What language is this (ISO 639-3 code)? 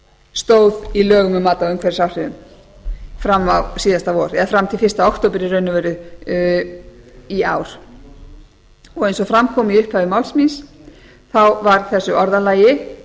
isl